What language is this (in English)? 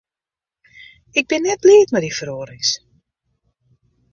Western Frisian